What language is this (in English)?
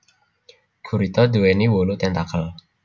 Javanese